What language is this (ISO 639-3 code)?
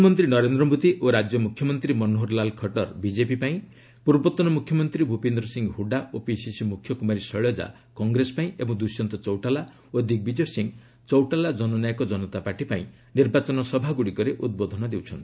ori